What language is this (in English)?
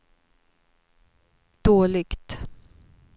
Swedish